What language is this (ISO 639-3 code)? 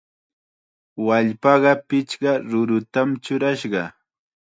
qxa